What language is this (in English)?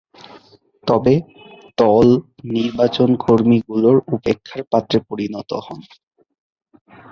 Bangla